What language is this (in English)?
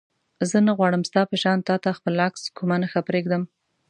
Pashto